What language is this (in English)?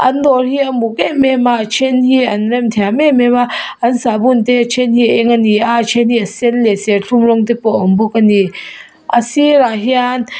Mizo